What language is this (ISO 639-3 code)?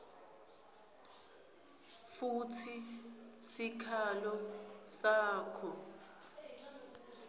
ssw